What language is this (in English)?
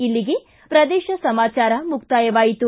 Kannada